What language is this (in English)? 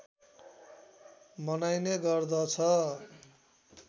Nepali